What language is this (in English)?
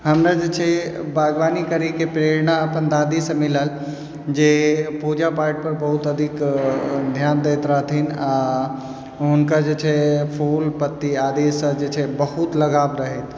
Maithili